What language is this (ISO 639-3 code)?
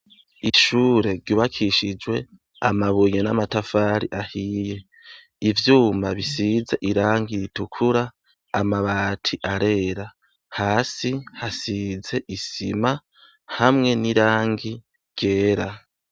run